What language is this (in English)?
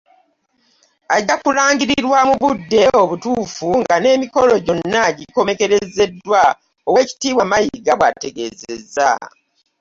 Ganda